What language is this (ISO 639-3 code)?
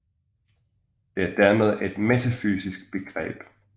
dan